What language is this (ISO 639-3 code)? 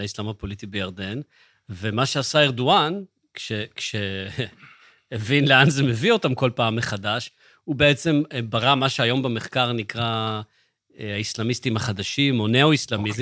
heb